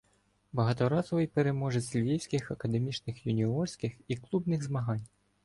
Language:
Ukrainian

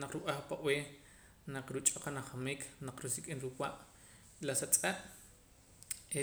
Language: Poqomam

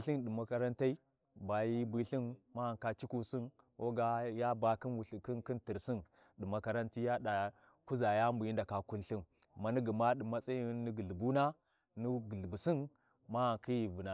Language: Warji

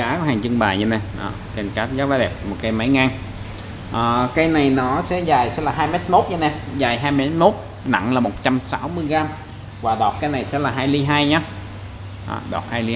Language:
Vietnamese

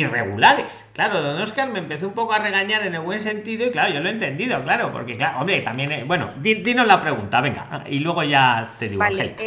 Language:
Spanish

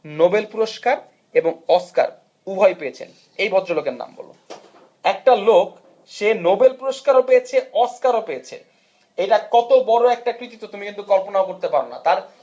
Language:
Bangla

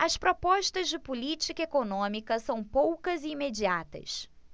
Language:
Portuguese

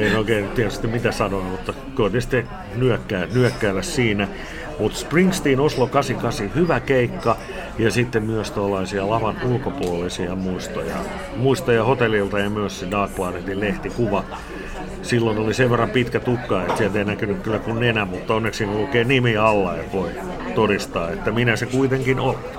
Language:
Finnish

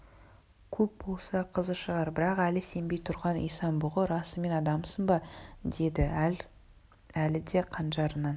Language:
Kazakh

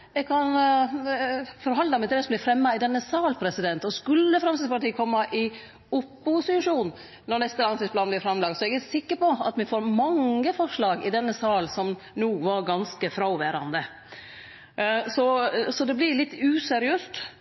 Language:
Norwegian Nynorsk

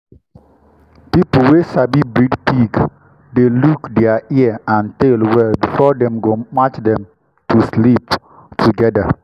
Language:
Nigerian Pidgin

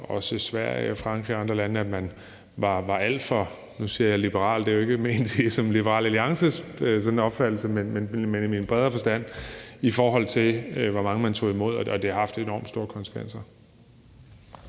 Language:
Danish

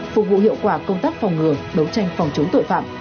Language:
Vietnamese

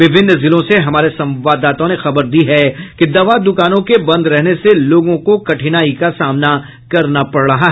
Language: Hindi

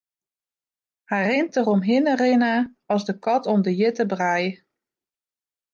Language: Western Frisian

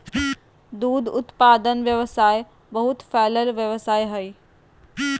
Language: Magahi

